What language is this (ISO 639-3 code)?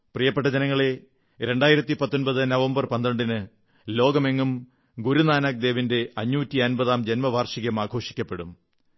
mal